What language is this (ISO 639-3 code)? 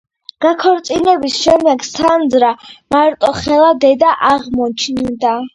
kat